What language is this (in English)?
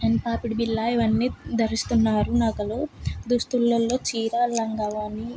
Telugu